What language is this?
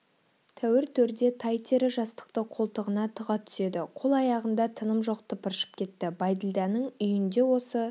Kazakh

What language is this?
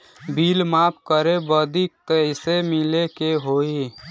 Bhojpuri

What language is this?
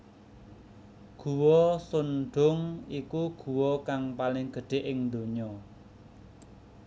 Javanese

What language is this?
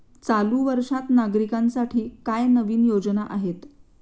Marathi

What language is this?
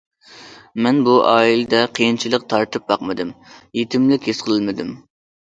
Uyghur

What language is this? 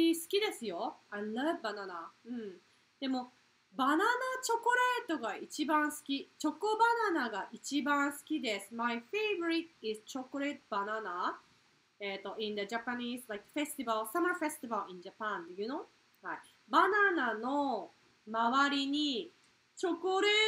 Japanese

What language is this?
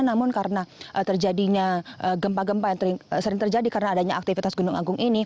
Indonesian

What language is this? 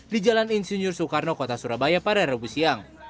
Indonesian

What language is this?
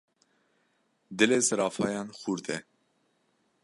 Kurdish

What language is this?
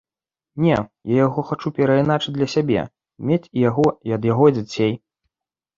Belarusian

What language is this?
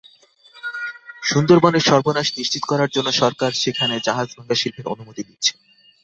Bangla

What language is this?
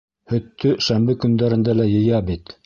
Bashkir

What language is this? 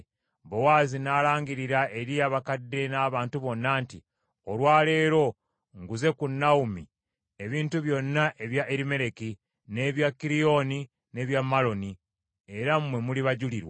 Ganda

